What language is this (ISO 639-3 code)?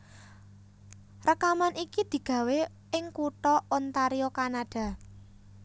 jav